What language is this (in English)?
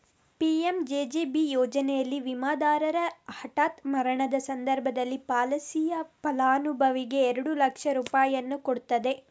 Kannada